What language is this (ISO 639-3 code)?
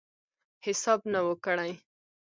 pus